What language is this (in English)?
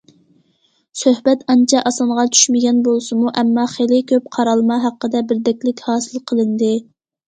Uyghur